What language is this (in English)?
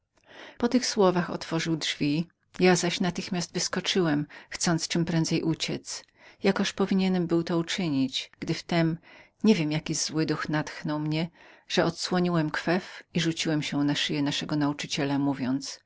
Polish